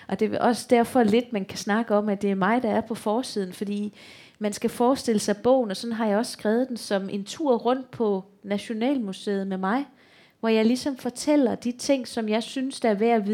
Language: Danish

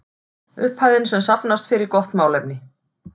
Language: Icelandic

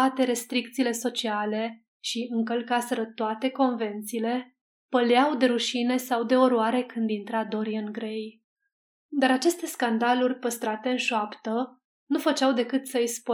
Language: Romanian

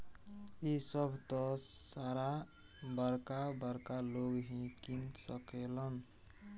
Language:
Bhojpuri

